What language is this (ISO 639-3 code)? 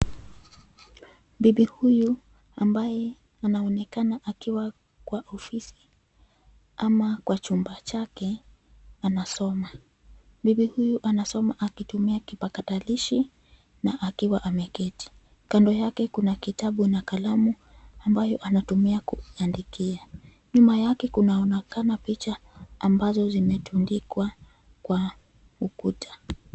swa